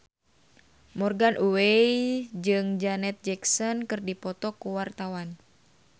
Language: Sundanese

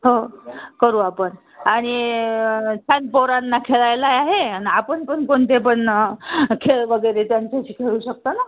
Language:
Marathi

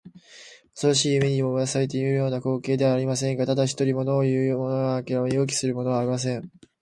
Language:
Japanese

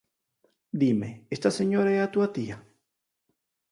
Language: Galician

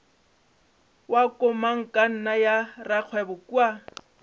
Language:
Northern Sotho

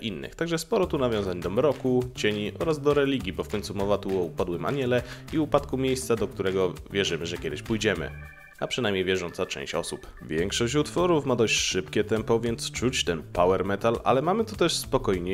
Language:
Polish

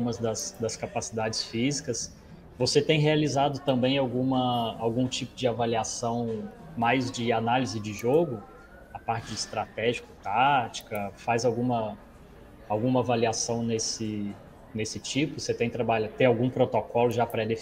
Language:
Portuguese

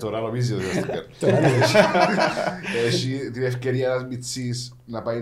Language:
Greek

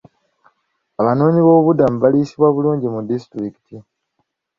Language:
Ganda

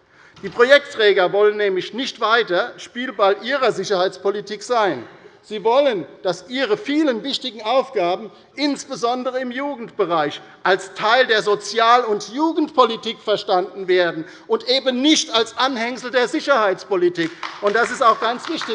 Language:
German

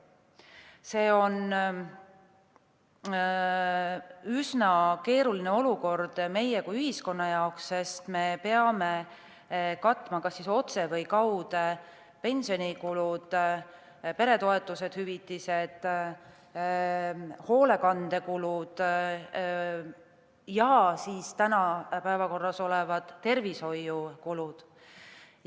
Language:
Estonian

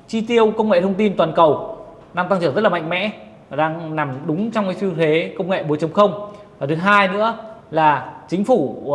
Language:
Vietnamese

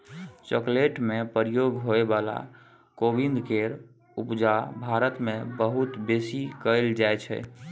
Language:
Maithili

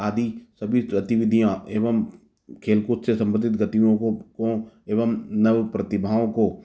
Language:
Hindi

